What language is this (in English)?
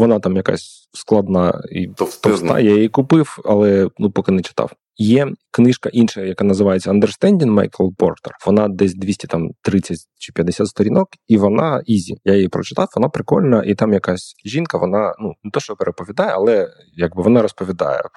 Ukrainian